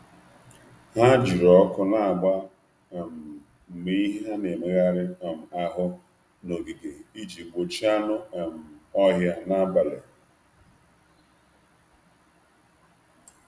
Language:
Igbo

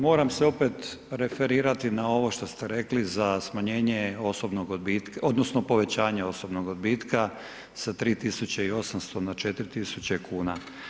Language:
Croatian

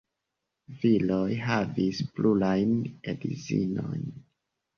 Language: Esperanto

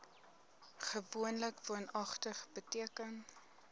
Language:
Afrikaans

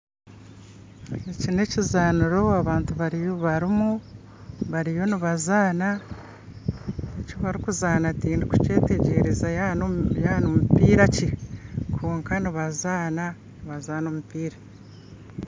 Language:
Nyankole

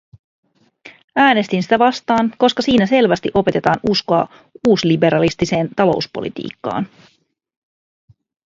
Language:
Finnish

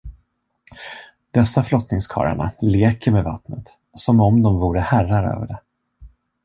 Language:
Swedish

